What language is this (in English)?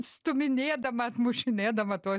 Lithuanian